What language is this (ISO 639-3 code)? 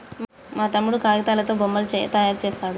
tel